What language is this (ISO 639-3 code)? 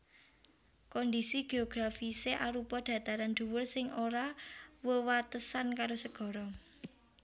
jav